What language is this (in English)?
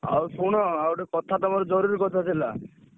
Odia